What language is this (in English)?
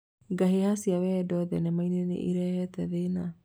Kikuyu